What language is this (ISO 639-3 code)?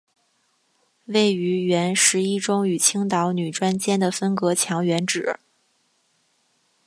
zho